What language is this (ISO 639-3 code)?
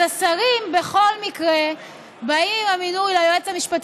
heb